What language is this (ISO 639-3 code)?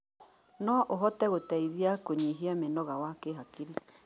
kik